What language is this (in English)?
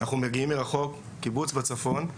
Hebrew